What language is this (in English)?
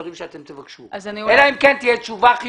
Hebrew